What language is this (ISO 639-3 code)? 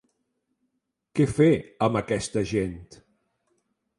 cat